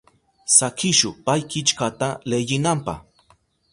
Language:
Southern Pastaza Quechua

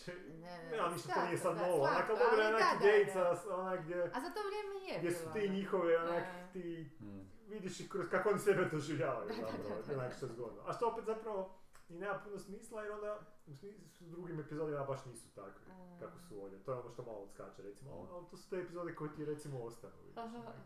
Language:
Croatian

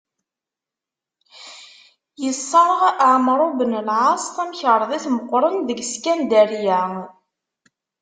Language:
Kabyle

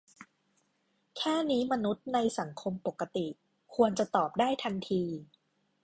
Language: Thai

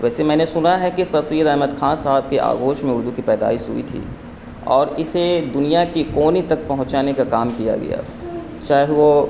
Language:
Urdu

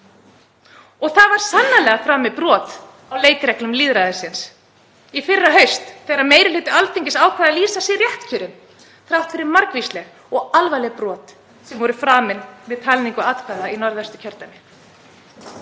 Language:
Icelandic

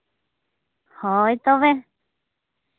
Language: Santali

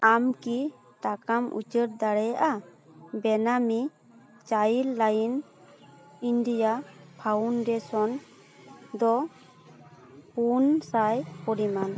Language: Santali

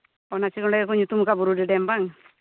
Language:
Santali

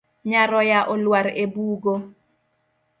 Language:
Luo (Kenya and Tanzania)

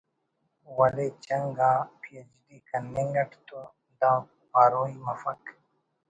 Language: Brahui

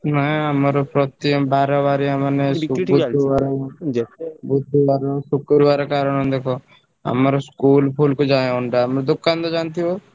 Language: Odia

